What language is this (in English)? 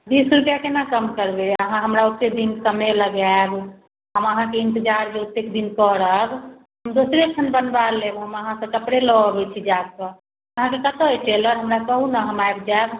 Maithili